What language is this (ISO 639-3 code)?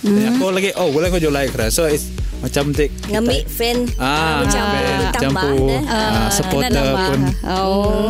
msa